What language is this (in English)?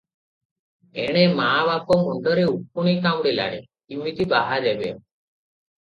Odia